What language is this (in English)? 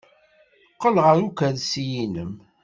Kabyle